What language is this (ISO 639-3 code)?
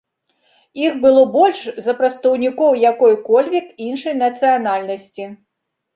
bel